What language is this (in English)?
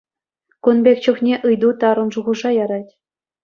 Chuvash